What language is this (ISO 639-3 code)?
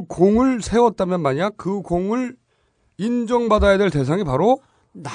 kor